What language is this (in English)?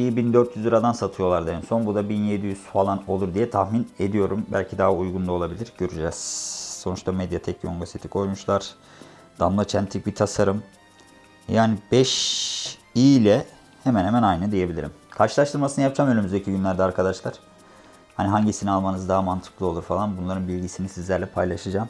Turkish